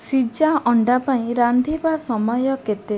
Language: Odia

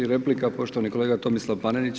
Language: Croatian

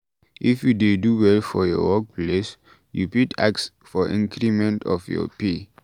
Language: Nigerian Pidgin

